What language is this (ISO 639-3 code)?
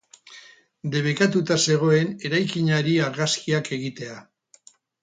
eus